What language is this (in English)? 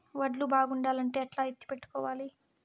Telugu